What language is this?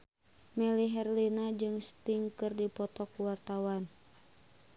Sundanese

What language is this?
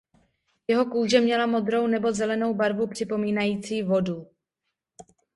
Czech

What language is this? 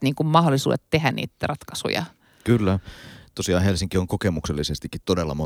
Finnish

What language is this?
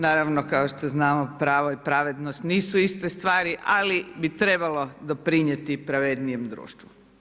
Croatian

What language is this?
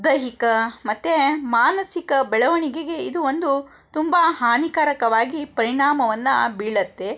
Kannada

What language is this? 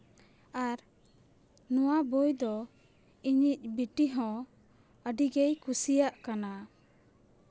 Santali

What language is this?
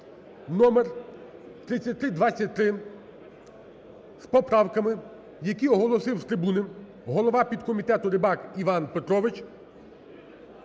Ukrainian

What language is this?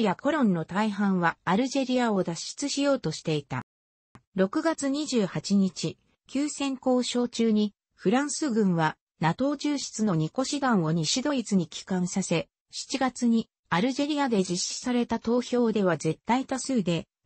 Japanese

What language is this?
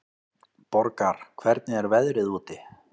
Icelandic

